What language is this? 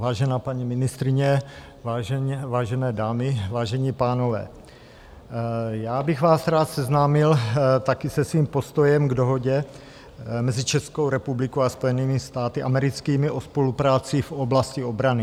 Czech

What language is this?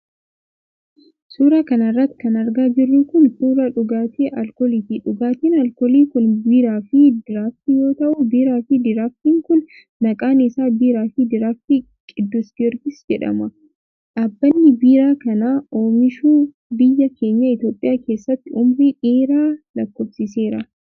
Oromo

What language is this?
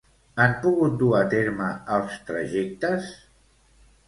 Catalan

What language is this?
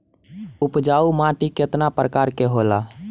Bhojpuri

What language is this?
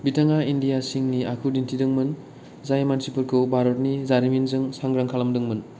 Bodo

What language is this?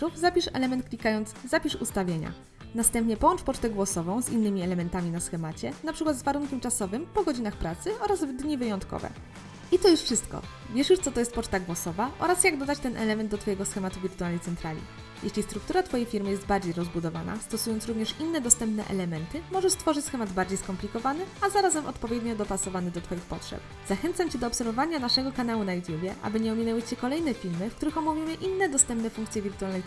Polish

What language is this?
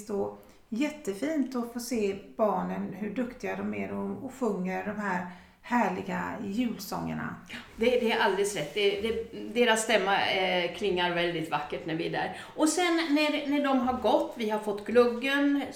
Swedish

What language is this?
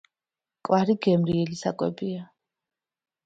Georgian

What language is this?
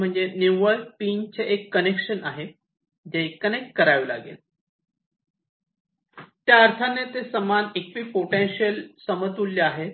Marathi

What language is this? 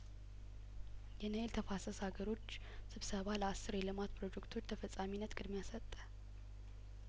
Amharic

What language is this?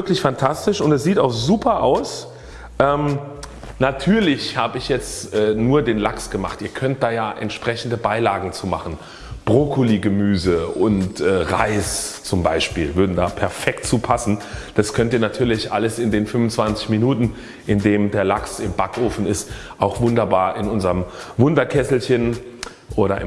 German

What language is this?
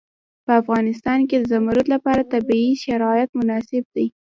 Pashto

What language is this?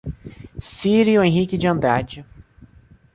Portuguese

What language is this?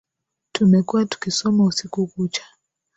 Swahili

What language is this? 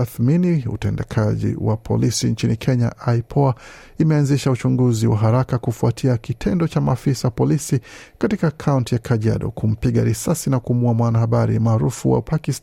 Swahili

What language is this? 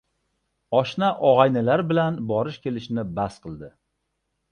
Uzbek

